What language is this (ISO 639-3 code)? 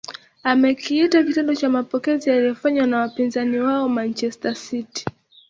swa